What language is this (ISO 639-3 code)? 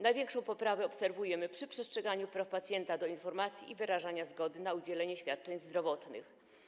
pol